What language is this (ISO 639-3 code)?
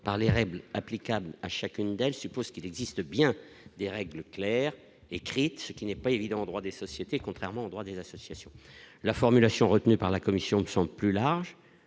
fra